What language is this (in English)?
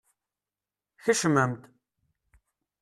Kabyle